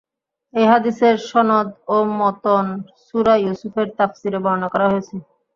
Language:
Bangla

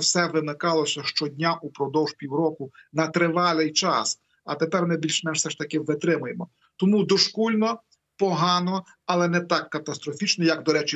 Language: Ukrainian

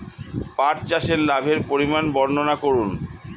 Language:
Bangla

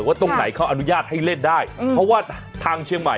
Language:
Thai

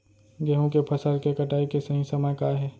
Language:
Chhattisgarhi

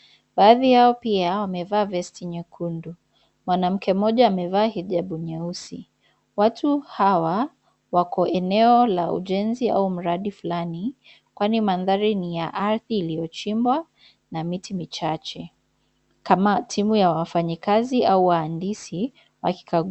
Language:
Swahili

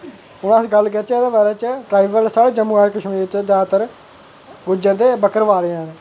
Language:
Dogri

